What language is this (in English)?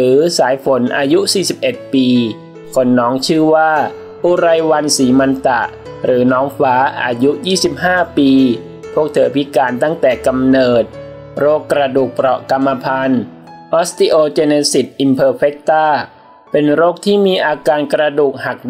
Thai